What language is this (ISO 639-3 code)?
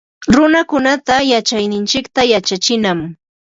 qva